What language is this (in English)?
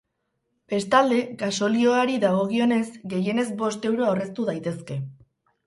Basque